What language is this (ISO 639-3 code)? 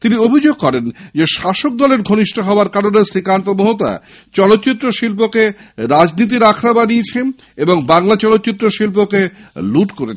ben